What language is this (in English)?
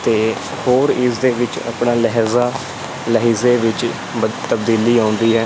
Punjabi